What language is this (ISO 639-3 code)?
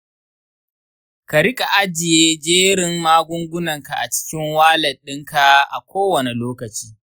hau